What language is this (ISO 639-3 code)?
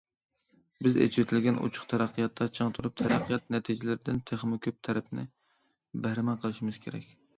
uig